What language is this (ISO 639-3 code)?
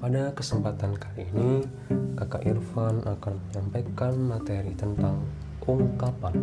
ind